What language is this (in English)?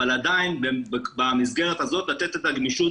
Hebrew